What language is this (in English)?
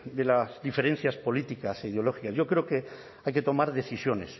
Spanish